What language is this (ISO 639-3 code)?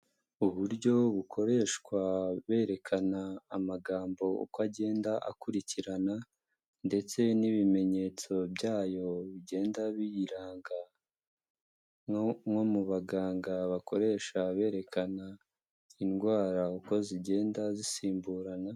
kin